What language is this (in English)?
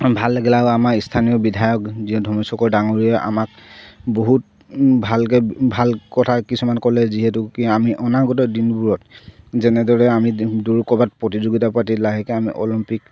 Assamese